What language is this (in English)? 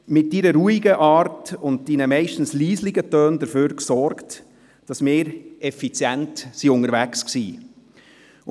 Swiss German